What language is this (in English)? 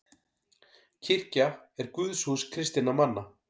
Icelandic